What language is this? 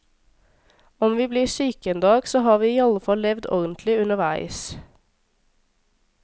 Norwegian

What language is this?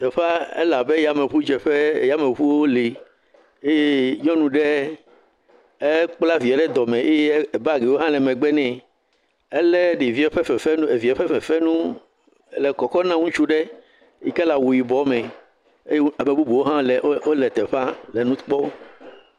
Ewe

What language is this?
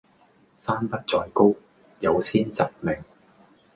Cantonese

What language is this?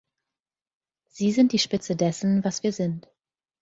German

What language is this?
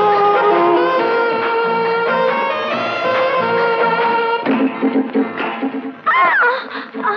Hindi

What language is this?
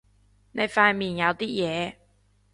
Cantonese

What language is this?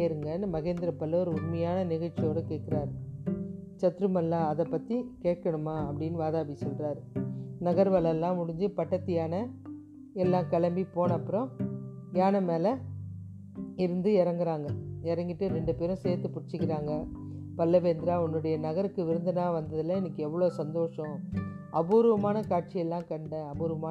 Tamil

